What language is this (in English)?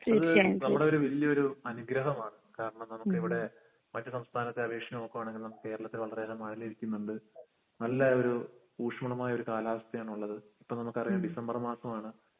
Malayalam